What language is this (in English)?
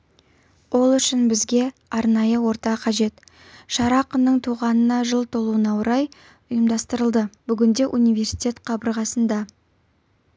Kazakh